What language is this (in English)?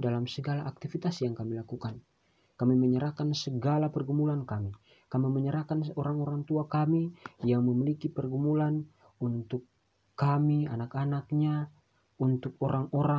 Indonesian